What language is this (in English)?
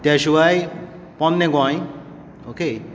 Konkani